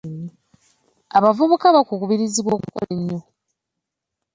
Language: Ganda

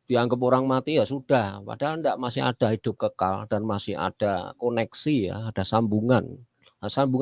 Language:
Indonesian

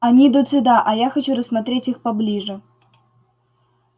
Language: Russian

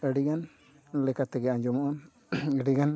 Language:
Santali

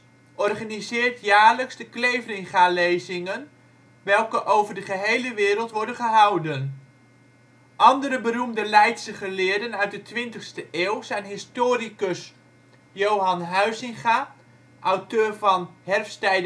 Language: Dutch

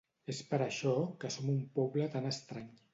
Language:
Catalan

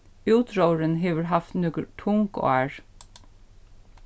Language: Faroese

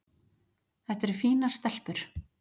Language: Icelandic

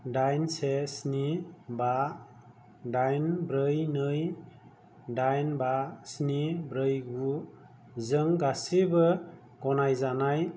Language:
Bodo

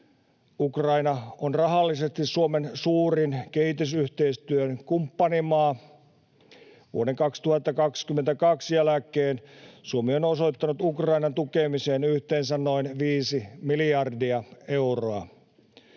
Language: Finnish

